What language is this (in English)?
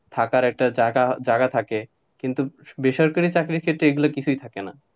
Bangla